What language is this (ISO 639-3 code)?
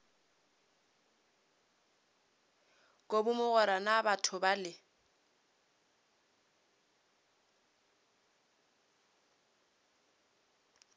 nso